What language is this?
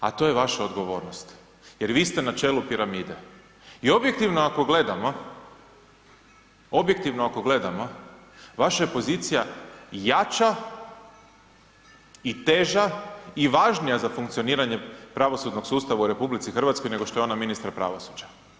Croatian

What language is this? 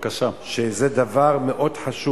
Hebrew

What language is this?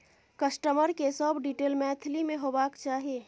Maithili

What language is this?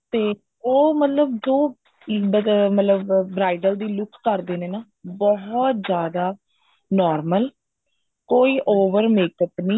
Punjabi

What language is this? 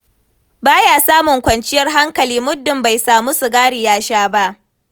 Hausa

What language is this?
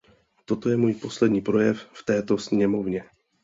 Czech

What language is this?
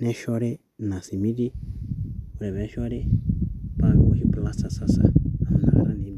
Masai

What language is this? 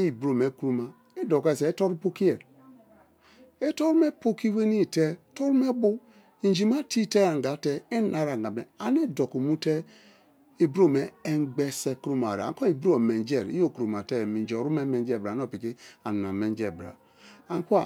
Kalabari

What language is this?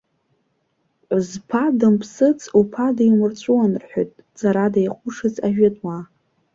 Abkhazian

